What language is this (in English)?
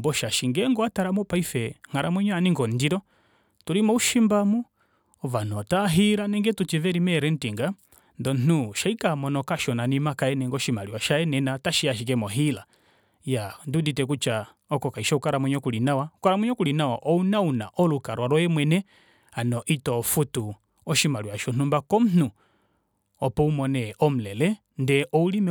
Kuanyama